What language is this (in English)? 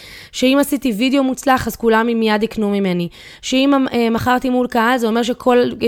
Hebrew